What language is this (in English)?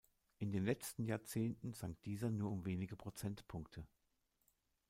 German